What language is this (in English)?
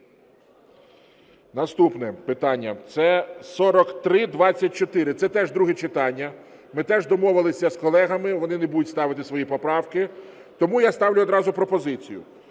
Ukrainian